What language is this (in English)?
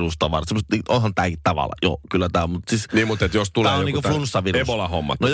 Finnish